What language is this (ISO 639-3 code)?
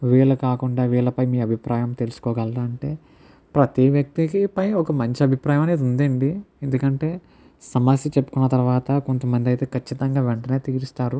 tel